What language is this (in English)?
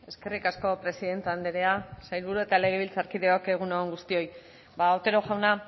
Basque